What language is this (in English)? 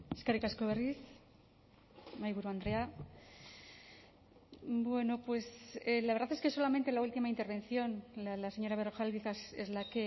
Spanish